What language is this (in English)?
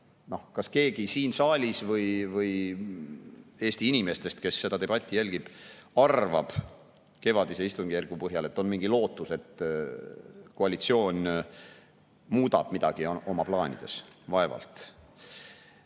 Estonian